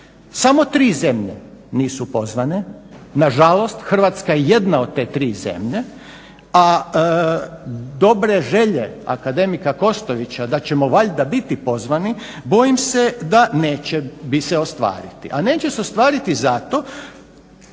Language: Croatian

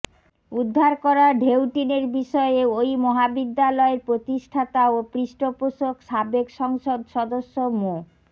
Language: Bangla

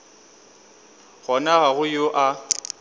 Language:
Northern Sotho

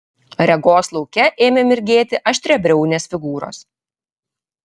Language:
Lithuanian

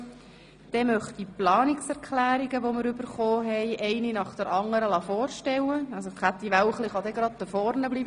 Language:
Swiss German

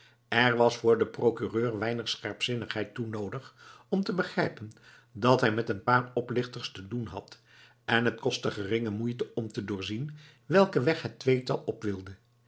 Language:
Dutch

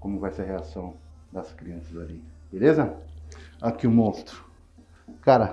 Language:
Portuguese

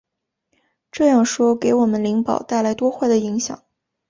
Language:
Chinese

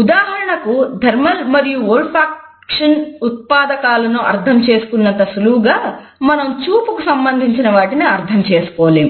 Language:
Telugu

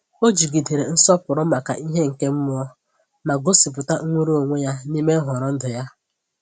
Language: Igbo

